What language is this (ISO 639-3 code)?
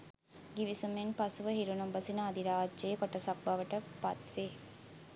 sin